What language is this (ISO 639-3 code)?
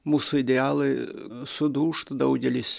lit